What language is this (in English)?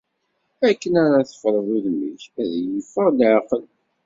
Kabyle